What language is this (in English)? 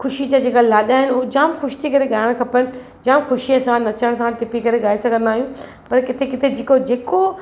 Sindhi